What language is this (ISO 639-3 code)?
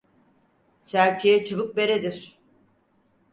tur